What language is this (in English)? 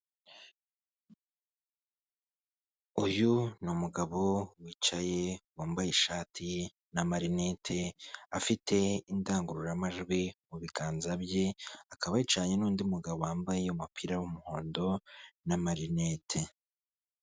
Kinyarwanda